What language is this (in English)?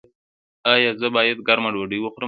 Pashto